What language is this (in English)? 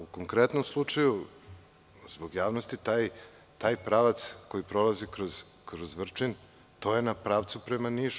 Serbian